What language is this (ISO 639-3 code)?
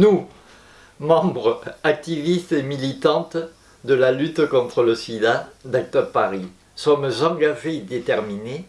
fra